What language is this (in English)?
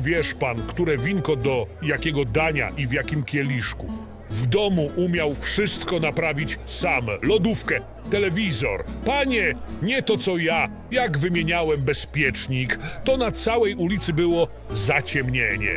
Polish